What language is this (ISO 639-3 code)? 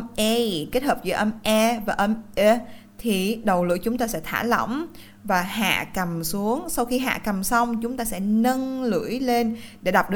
vie